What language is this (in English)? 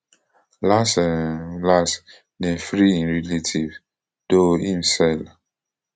Nigerian Pidgin